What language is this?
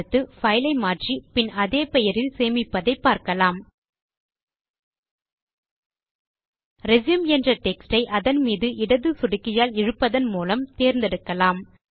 Tamil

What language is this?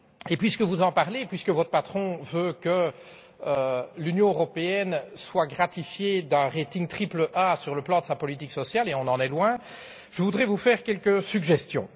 French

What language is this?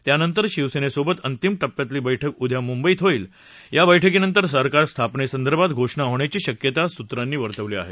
Marathi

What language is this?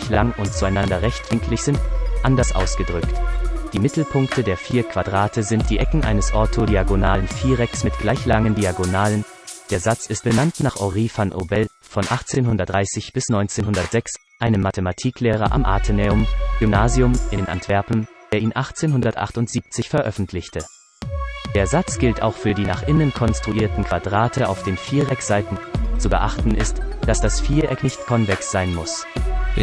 German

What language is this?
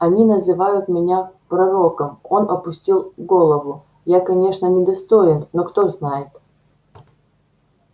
Russian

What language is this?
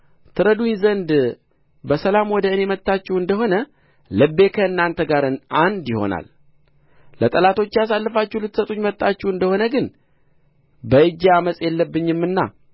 Amharic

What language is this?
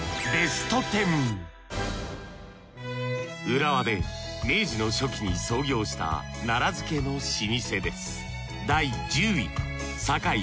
Japanese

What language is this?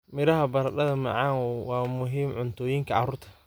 Somali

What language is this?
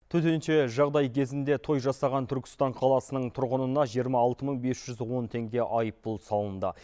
Kazakh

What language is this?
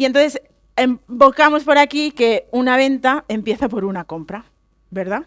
Spanish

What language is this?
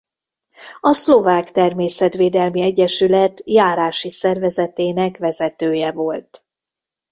Hungarian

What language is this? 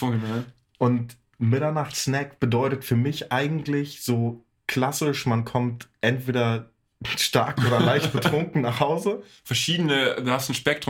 German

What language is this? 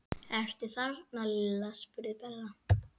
Icelandic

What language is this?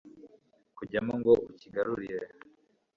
Kinyarwanda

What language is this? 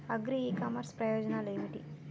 Telugu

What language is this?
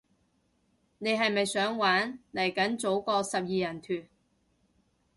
Cantonese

